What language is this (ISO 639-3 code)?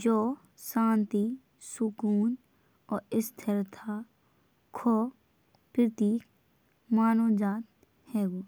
bns